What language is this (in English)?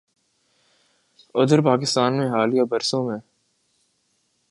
Urdu